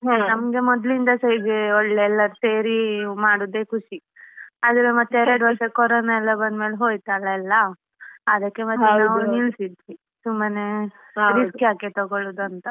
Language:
Kannada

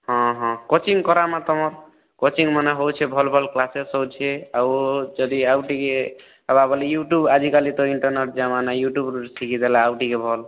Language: Odia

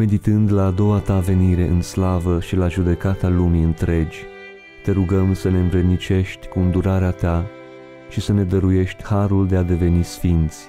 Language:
Romanian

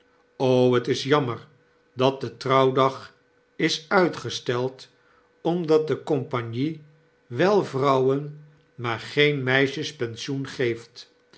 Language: Dutch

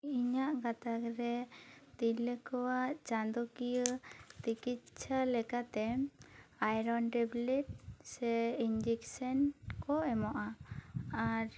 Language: Santali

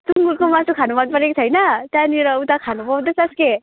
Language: Nepali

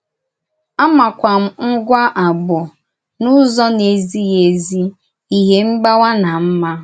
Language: Igbo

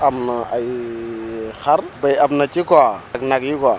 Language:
Wolof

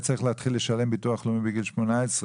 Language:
Hebrew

